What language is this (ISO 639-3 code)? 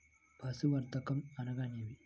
tel